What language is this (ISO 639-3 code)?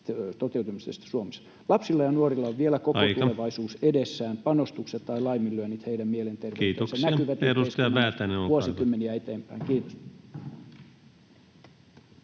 fin